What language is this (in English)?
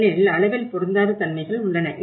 Tamil